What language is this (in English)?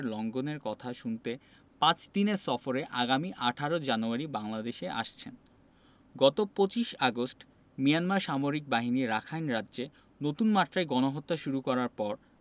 Bangla